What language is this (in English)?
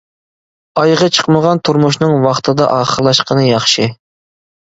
Uyghur